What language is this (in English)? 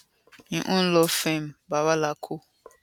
Nigerian Pidgin